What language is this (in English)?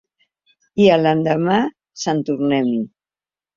Catalan